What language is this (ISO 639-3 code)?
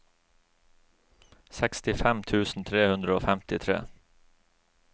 nor